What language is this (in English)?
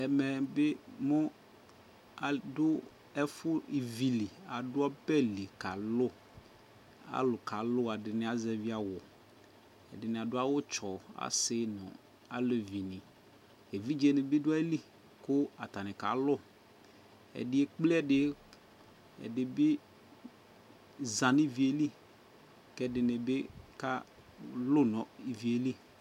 Ikposo